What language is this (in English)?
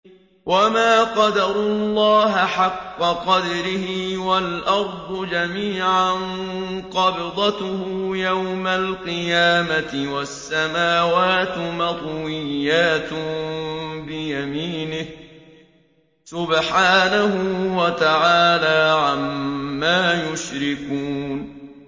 Arabic